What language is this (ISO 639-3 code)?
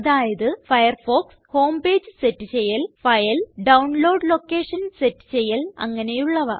mal